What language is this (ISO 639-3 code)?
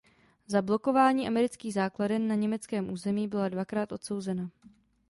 ces